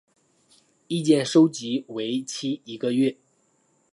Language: Chinese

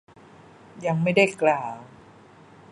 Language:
Thai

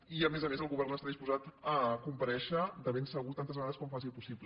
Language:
Catalan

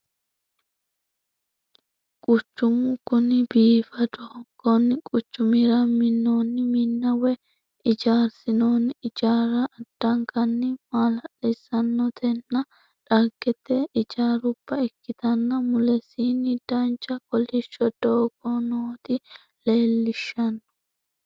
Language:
Sidamo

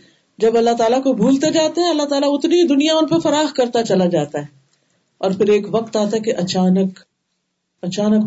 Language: Urdu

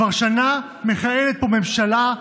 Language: Hebrew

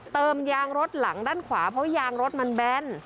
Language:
Thai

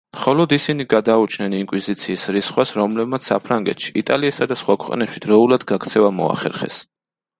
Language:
Georgian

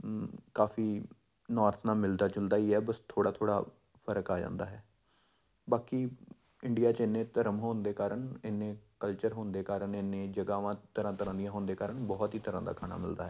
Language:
Punjabi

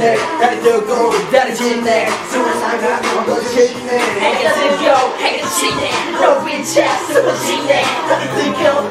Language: Polish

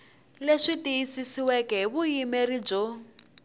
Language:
Tsonga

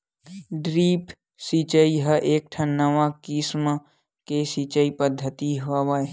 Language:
Chhattisgarhi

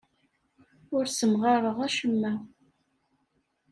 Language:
Kabyle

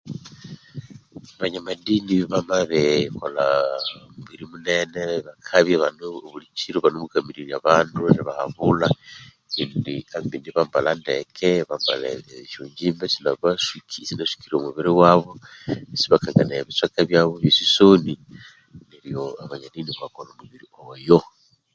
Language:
Konzo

